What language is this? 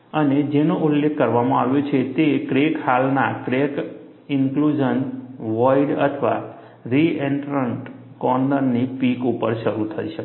Gujarati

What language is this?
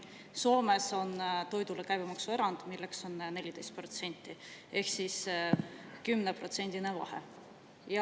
Estonian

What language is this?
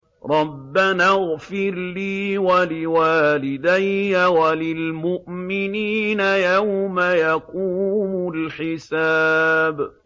Arabic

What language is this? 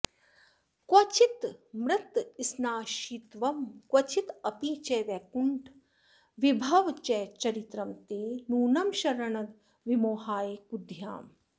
Sanskrit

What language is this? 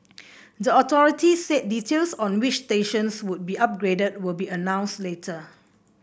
English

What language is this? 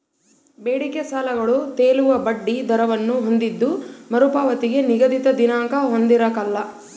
Kannada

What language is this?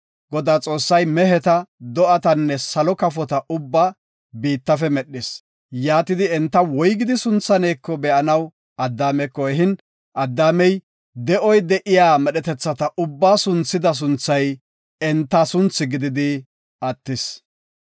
Gofa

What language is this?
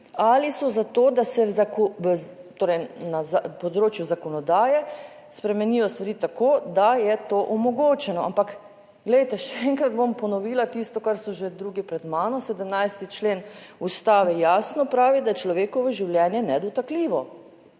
Slovenian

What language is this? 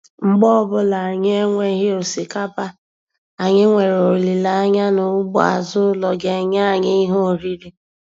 Igbo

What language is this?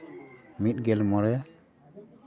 Santali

